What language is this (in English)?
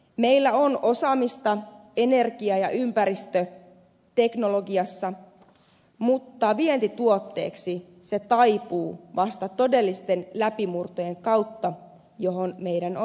Finnish